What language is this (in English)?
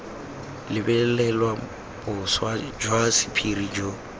Tswana